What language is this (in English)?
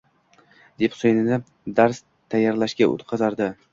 Uzbek